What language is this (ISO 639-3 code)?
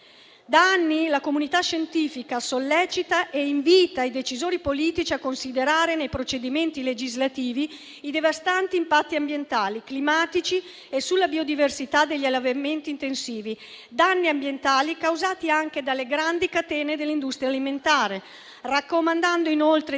ita